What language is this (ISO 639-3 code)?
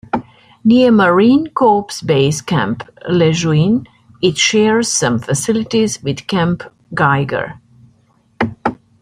eng